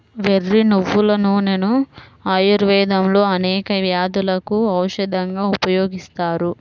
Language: Telugu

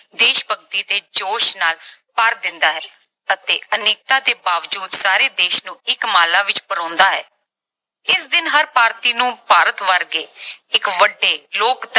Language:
Punjabi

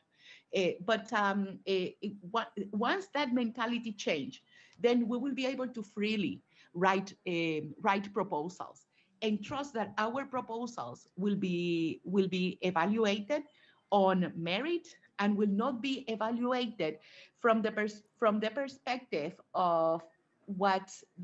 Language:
English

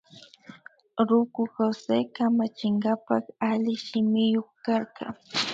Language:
Imbabura Highland Quichua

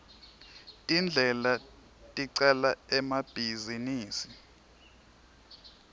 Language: Swati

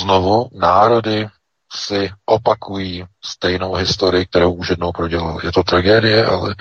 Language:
Czech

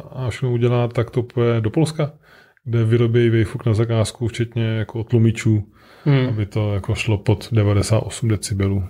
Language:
Czech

